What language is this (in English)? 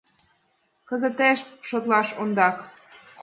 Mari